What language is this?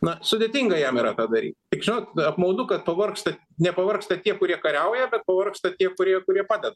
Lithuanian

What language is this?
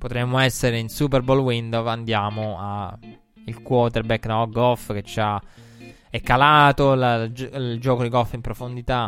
Italian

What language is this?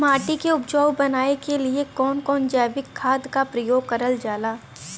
Bhojpuri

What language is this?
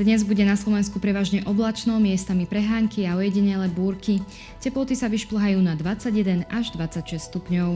Slovak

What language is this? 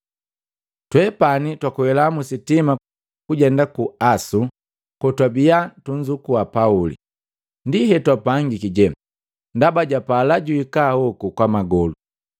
Matengo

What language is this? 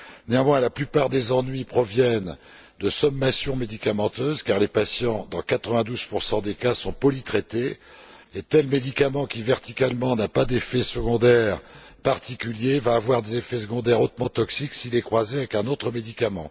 French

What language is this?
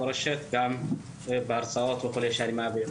Hebrew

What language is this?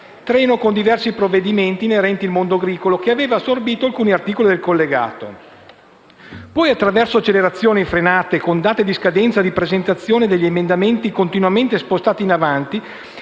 Italian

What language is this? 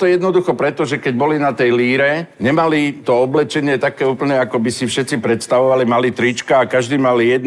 Slovak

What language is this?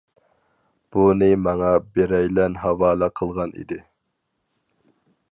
Uyghur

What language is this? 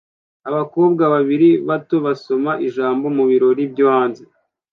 Kinyarwanda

